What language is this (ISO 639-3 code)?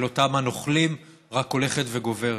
heb